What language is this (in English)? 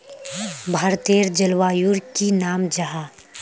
Magahi